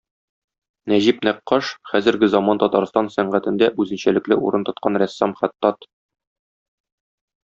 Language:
Tatar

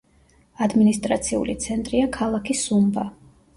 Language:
Georgian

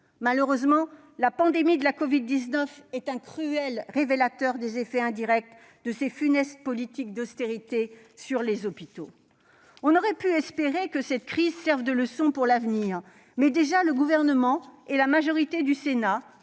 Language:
French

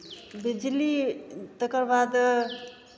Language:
Maithili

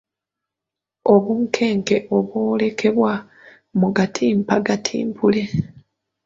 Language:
Ganda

